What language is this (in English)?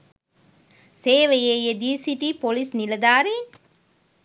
Sinhala